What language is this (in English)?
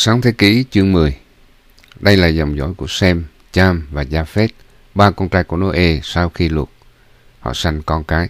Vietnamese